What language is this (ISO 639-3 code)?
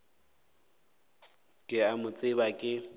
nso